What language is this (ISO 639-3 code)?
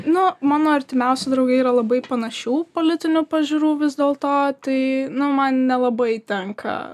lit